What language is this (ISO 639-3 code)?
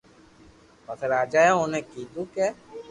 lrk